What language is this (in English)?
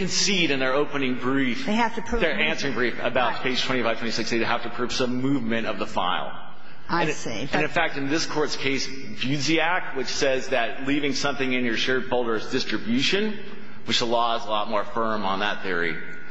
English